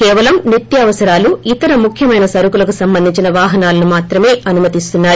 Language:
Telugu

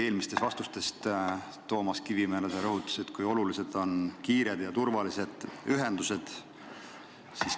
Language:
Estonian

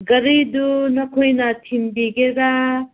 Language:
Manipuri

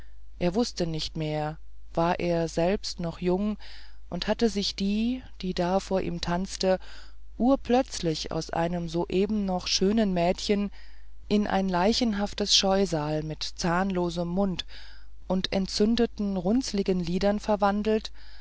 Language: German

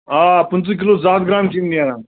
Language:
Kashmiri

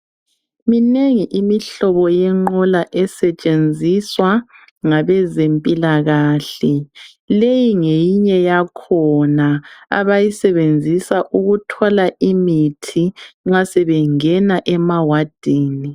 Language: North Ndebele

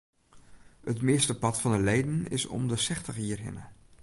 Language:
Western Frisian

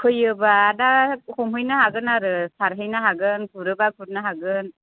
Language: Bodo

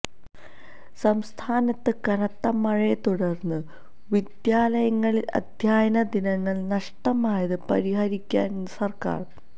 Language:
Malayalam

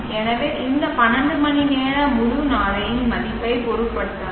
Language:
Tamil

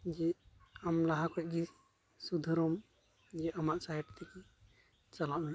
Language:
Santali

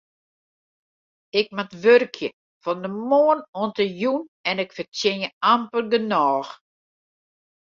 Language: Western Frisian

